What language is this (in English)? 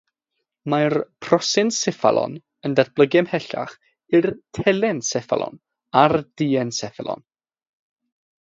Welsh